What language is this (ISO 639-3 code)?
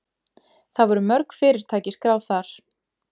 isl